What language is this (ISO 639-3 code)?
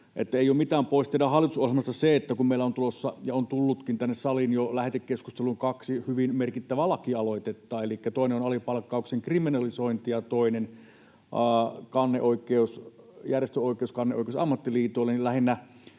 fin